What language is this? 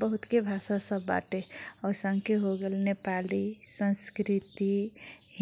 Kochila Tharu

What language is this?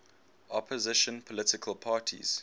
English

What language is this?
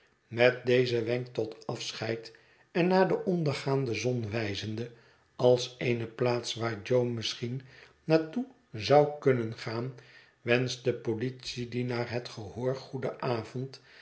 Dutch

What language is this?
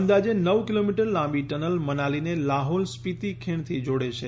Gujarati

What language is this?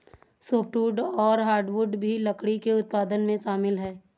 Hindi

